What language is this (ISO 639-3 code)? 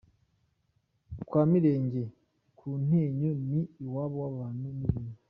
kin